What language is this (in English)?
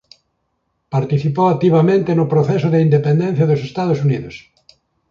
Galician